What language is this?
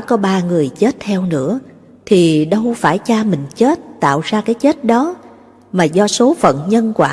Vietnamese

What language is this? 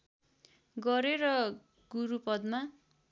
Nepali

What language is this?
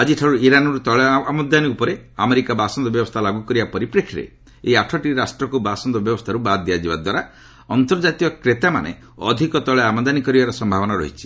Odia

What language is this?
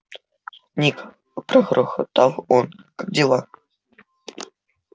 Russian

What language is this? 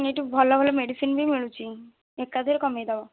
Odia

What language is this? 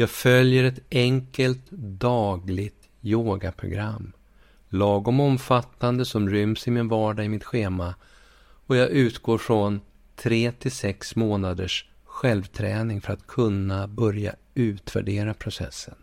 Swedish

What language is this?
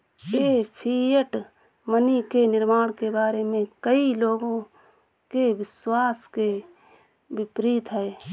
Hindi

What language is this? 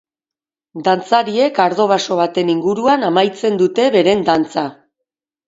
Basque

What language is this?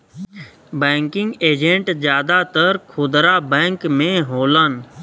Bhojpuri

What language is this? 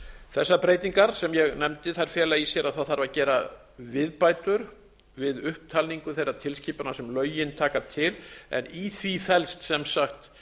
Icelandic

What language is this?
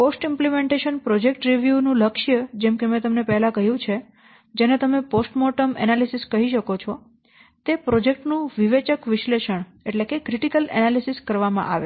Gujarati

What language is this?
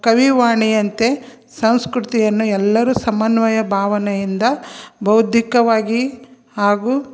Kannada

